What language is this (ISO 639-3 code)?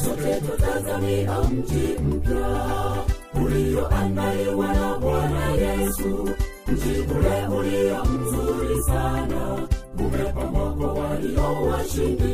swa